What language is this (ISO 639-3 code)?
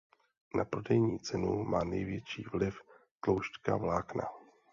ces